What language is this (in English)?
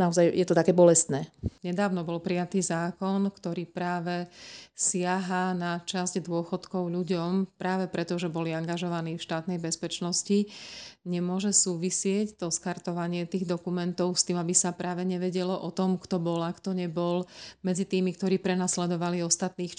Slovak